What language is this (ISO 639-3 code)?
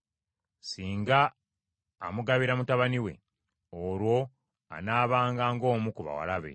lug